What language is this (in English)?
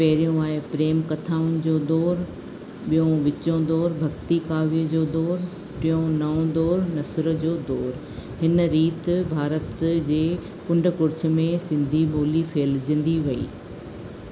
Sindhi